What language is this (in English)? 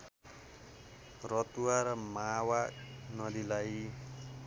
Nepali